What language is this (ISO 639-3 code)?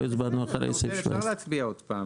heb